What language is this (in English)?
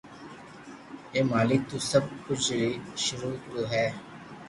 Loarki